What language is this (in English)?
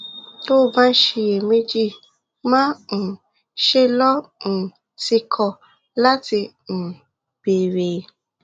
Yoruba